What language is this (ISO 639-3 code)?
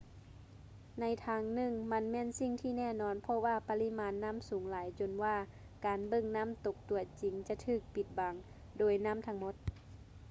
lao